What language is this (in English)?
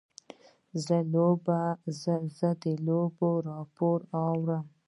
Pashto